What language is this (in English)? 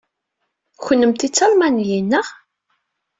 Kabyle